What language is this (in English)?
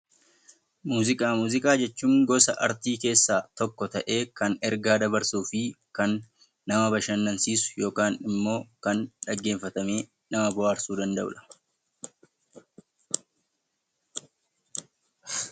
Oromo